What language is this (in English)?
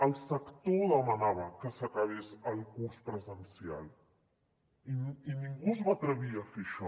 Catalan